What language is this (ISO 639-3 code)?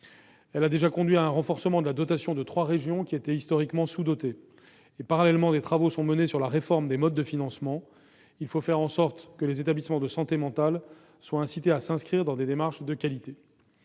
fra